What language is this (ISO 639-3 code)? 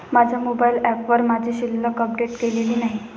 mar